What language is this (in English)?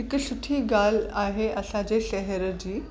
Sindhi